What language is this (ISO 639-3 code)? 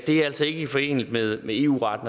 dan